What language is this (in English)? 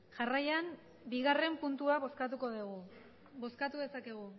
Basque